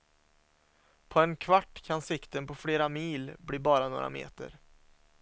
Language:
Swedish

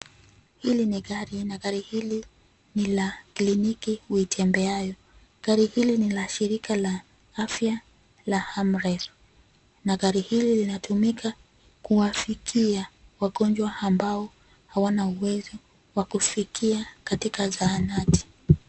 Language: Swahili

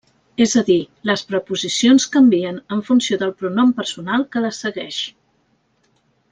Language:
Catalan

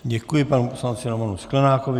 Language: Czech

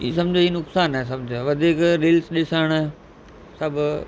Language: Sindhi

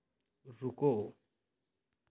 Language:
Hindi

